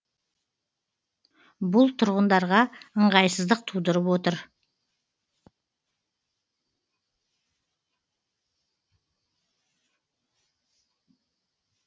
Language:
Kazakh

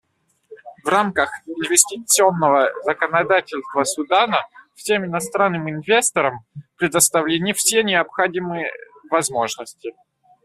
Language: Russian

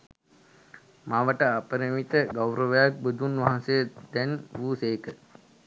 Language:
Sinhala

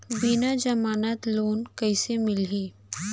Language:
Chhattisgarhi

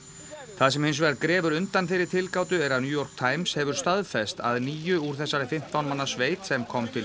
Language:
Icelandic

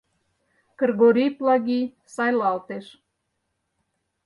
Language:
Mari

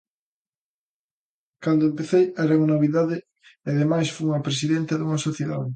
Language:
Galician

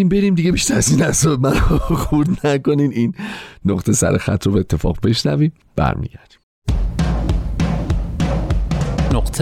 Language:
Persian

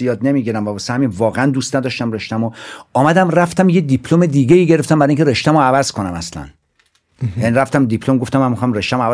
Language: Persian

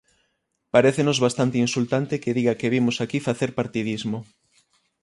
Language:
Galician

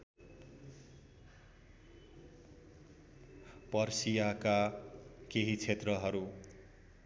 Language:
Nepali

